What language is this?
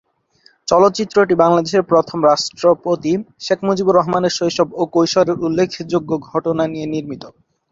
Bangla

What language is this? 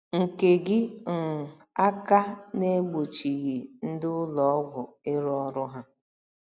Igbo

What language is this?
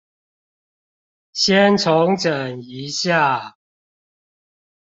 Chinese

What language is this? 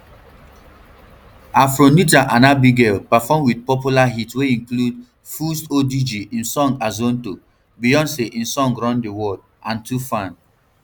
Nigerian Pidgin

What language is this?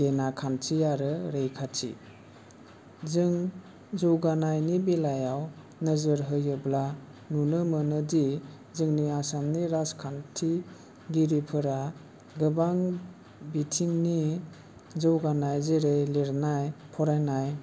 Bodo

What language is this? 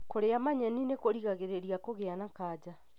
Kikuyu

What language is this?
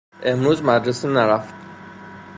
Persian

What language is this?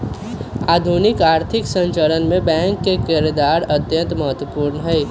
Magahi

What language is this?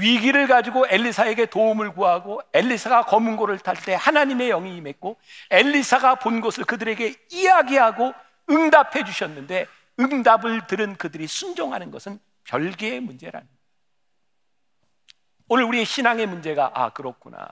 Korean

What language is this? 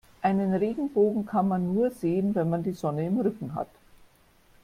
German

